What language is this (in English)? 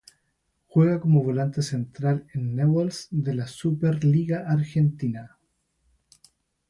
Spanish